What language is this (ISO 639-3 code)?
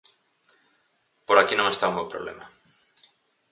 glg